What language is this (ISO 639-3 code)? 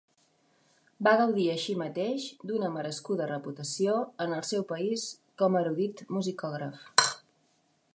cat